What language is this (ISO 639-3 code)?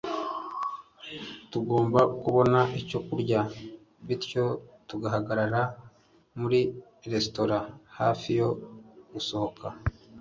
kin